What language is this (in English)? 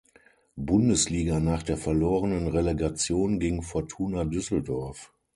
German